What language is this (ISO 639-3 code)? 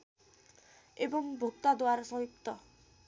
nep